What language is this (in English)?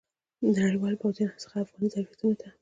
Pashto